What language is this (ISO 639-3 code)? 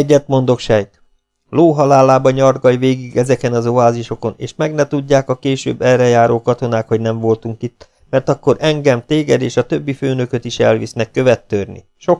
hun